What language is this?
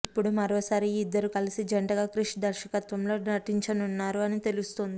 Telugu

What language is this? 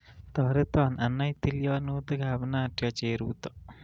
Kalenjin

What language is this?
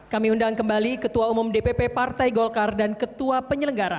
Indonesian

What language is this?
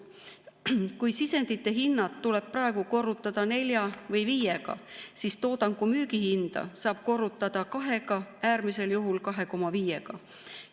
Estonian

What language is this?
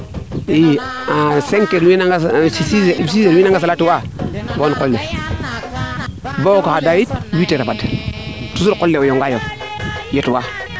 Serer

